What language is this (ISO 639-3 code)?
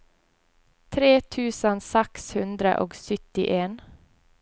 nor